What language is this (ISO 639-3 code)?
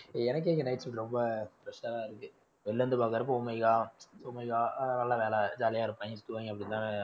tam